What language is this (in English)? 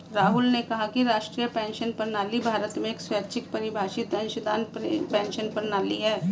Hindi